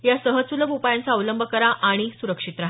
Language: Marathi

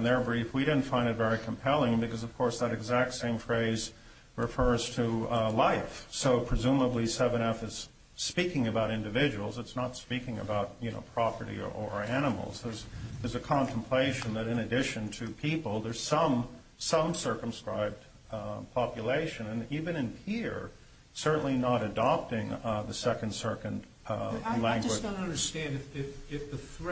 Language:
English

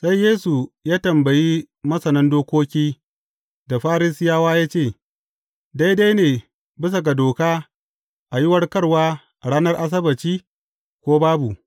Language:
Hausa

